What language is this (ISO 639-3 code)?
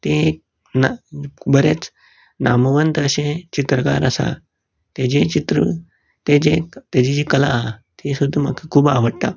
kok